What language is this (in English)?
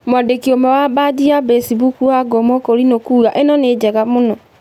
Kikuyu